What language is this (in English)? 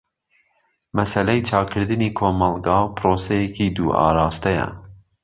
Central Kurdish